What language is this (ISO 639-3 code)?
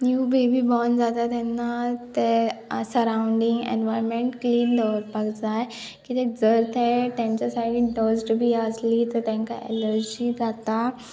kok